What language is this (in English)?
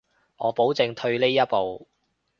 Cantonese